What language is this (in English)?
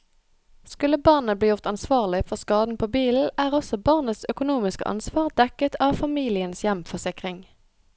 Norwegian